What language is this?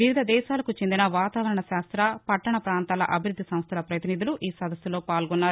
Telugu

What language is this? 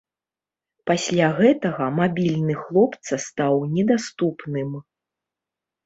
Belarusian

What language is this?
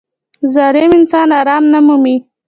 Pashto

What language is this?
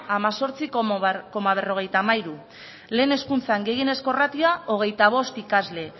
Basque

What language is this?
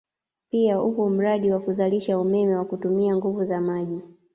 Swahili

